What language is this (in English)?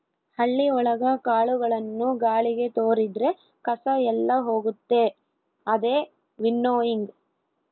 Kannada